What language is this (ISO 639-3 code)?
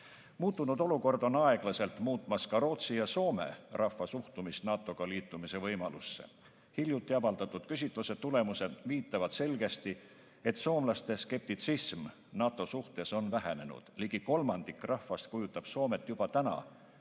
est